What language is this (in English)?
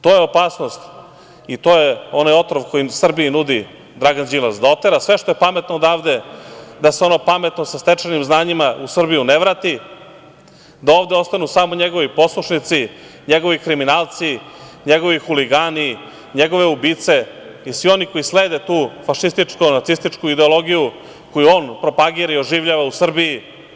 Serbian